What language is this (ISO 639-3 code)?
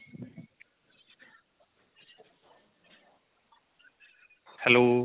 pan